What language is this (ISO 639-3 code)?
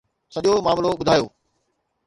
snd